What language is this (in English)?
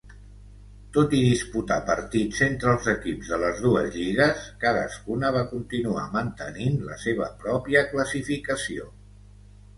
Catalan